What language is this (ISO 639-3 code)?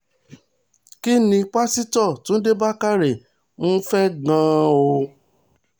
yor